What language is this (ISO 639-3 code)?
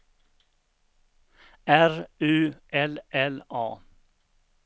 swe